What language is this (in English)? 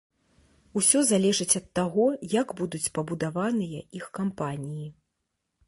Belarusian